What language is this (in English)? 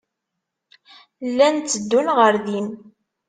Kabyle